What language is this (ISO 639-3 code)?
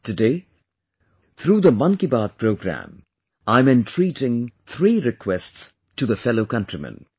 eng